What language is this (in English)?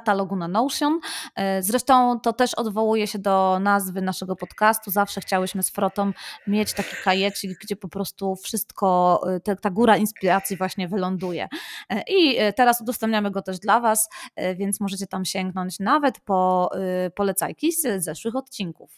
Polish